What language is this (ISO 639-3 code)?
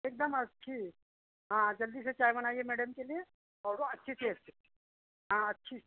hin